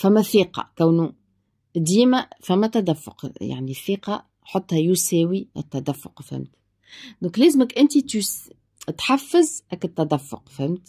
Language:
Arabic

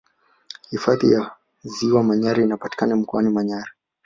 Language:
Swahili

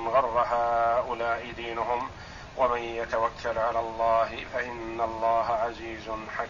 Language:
Arabic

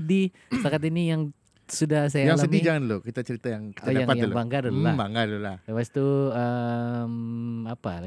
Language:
Malay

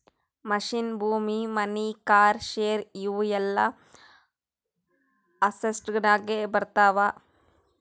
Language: Kannada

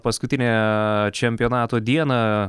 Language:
Lithuanian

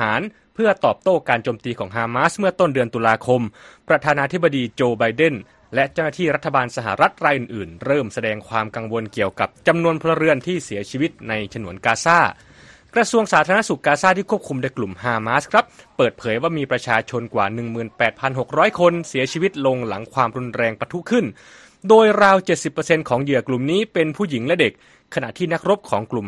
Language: Thai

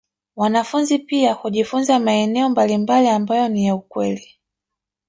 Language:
Swahili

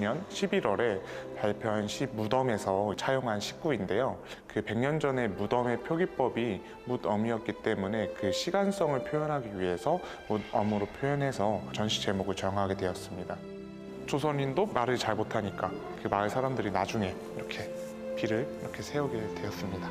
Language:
Korean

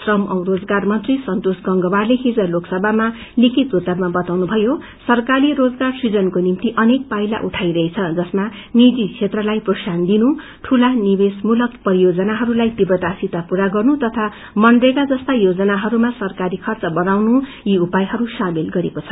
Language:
Nepali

